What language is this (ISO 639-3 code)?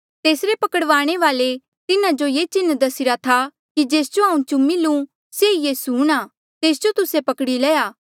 mjl